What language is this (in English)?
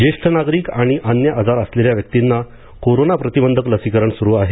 Marathi